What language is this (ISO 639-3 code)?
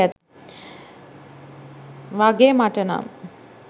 sin